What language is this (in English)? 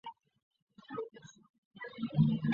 Chinese